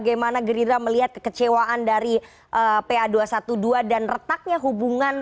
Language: Indonesian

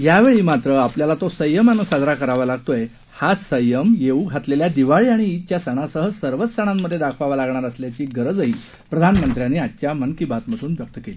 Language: Marathi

